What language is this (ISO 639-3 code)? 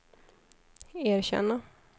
swe